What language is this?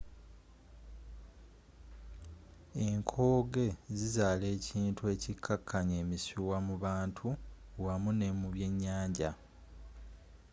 Ganda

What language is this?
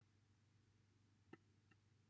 Welsh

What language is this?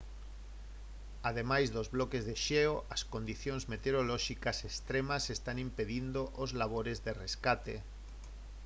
Galician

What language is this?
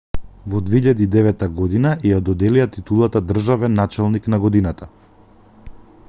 Macedonian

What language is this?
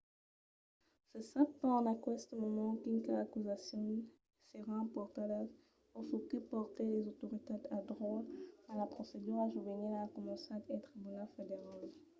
Occitan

